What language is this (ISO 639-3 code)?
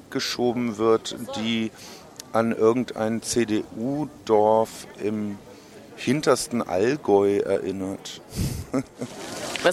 deu